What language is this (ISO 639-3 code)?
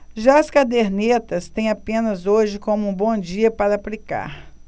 por